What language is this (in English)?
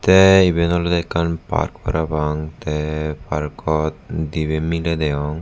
Chakma